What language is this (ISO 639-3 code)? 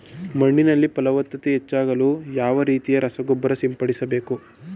kan